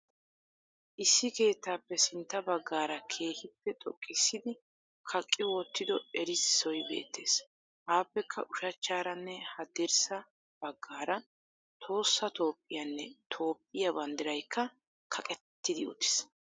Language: Wolaytta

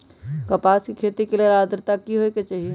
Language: Magahi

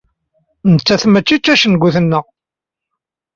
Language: Kabyle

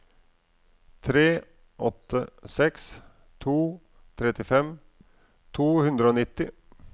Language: Norwegian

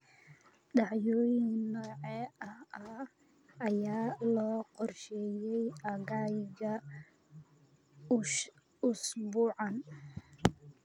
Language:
Somali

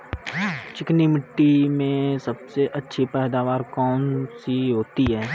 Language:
Hindi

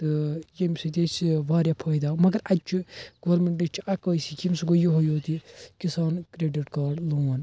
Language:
Kashmiri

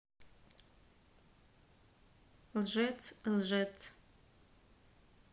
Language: Russian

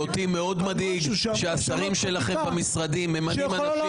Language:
Hebrew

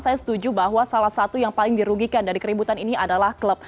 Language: Indonesian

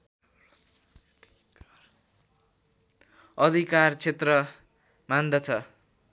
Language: Nepali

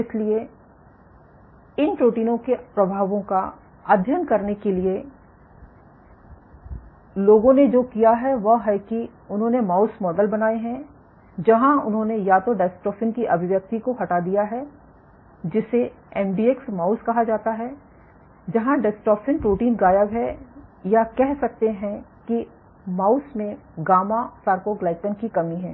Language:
Hindi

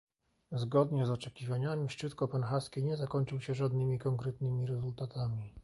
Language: Polish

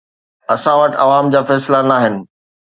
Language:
Sindhi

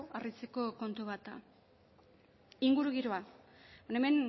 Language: Basque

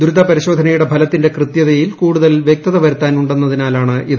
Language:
Malayalam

